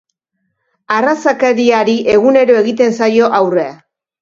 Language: Basque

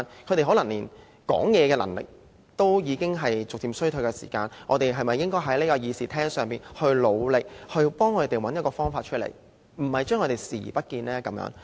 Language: Cantonese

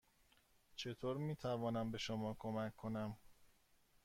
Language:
Persian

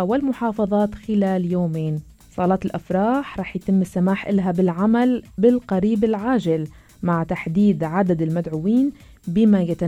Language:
Arabic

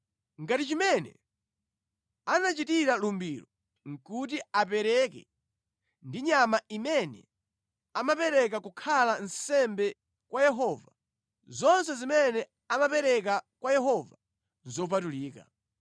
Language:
Nyanja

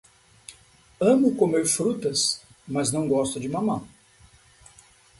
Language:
Portuguese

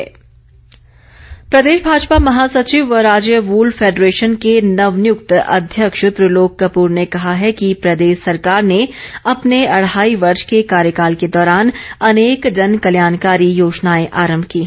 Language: Hindi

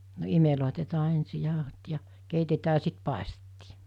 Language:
Finnish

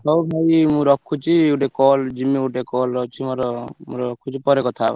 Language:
Odia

